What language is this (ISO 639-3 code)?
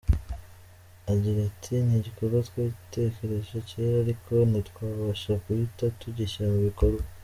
kin